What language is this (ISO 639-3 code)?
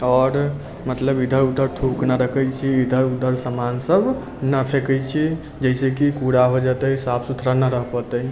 mai